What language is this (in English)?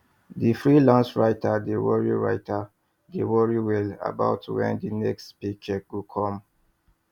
Nigerian Pidgin